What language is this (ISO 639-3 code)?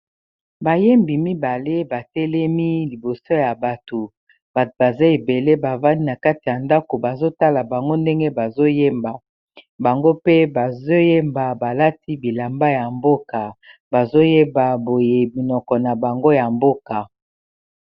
lin